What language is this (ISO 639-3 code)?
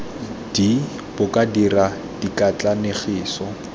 tsn